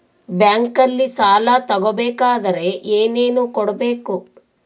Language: Kannada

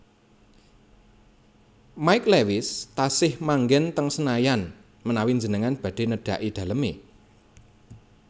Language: Javanese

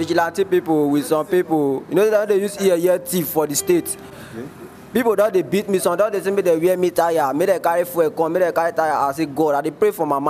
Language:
English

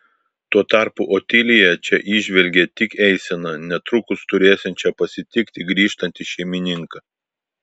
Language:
Lithuanian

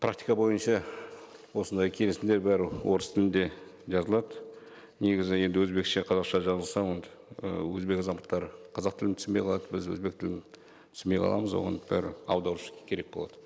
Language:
Kazakh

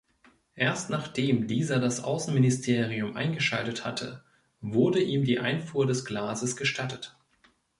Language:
German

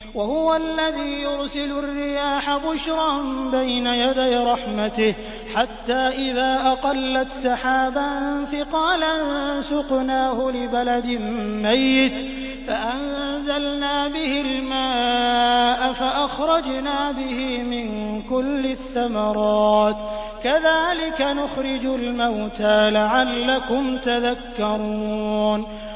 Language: Arabic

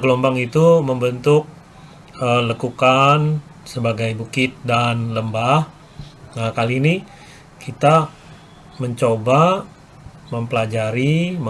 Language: Indonesian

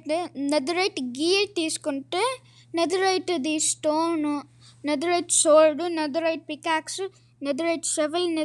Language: Telugu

